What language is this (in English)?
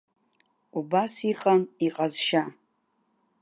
Abkhazian